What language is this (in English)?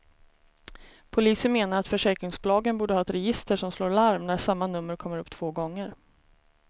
Swedish